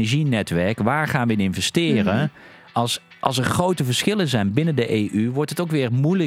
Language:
Dutch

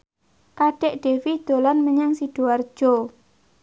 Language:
Javanese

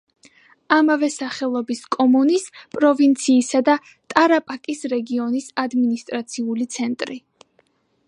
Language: Georgian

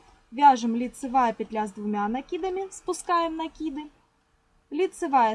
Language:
Russian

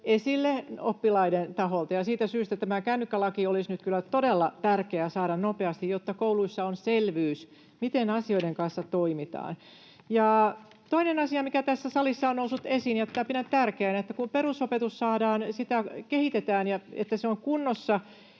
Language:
Finnish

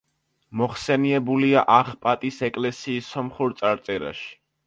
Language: Georgian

